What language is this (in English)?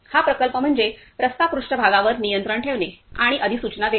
Marathi